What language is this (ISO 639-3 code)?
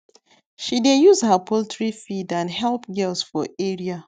pcm